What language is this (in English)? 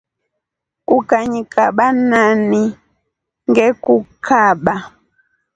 Rombo